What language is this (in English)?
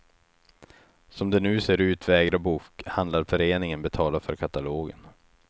Swedish